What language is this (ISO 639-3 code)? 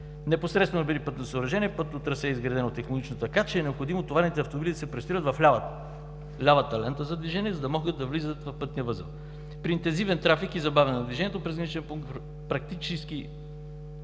bul